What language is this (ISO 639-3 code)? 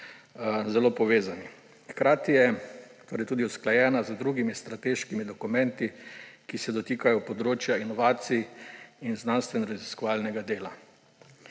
slv